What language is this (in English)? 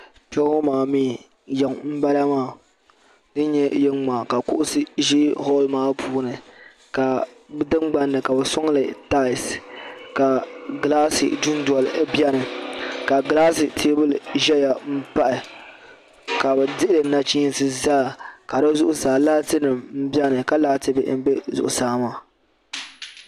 Dagbani